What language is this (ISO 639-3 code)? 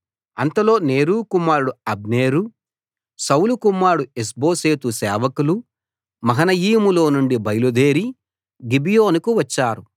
tel